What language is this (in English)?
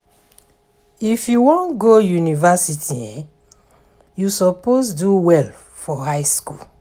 Nigerian Pidgin